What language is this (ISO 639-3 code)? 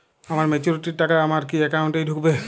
ben